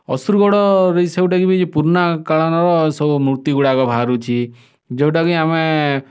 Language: Odia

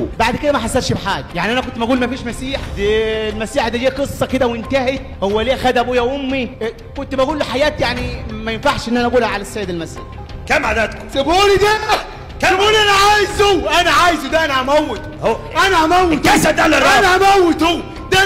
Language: Arabic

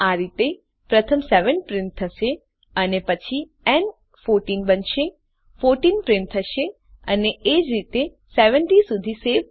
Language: Gujarati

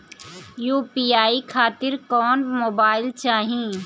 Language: Bhojpuri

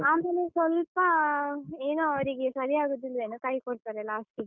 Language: Kannada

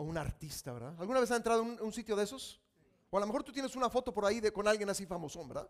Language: Spanish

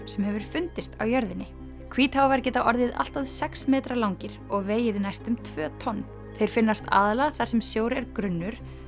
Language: Icelandic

